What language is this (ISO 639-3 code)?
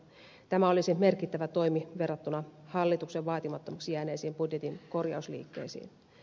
fin